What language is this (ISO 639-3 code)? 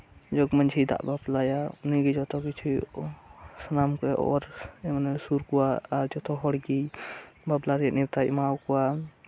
sat